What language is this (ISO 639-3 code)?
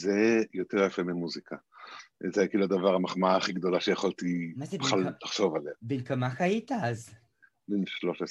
heb